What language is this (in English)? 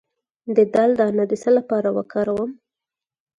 Pashto